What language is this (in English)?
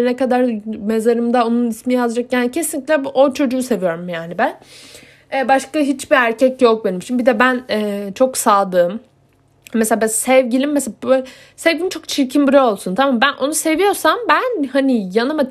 Turkish